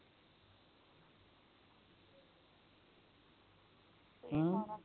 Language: Punjabi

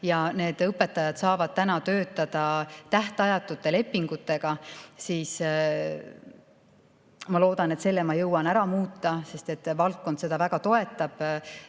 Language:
Estonian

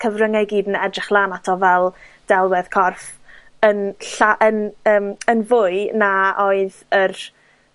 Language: Welsh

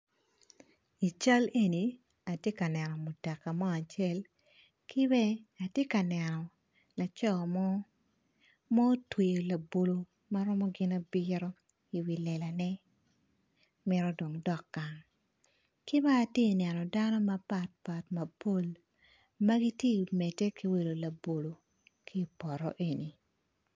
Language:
Acoli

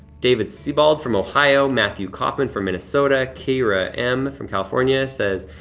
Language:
English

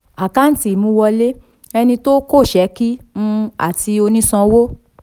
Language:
Yoruba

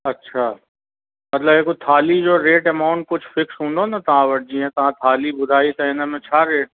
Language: Sindhi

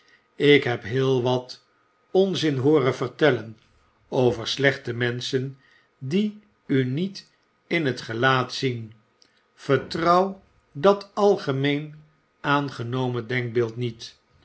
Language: Dutch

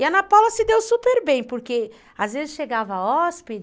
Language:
Portuguese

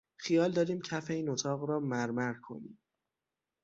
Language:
Persian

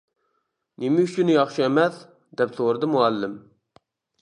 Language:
Uyghur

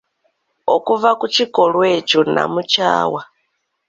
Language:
Ganda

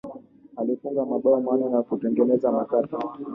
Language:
Swahili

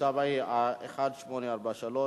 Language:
Hebrew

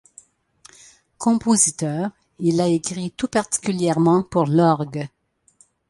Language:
French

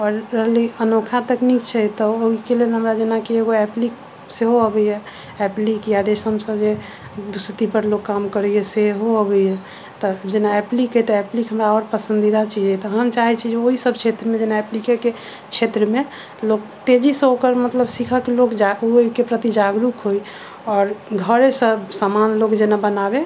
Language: Maithili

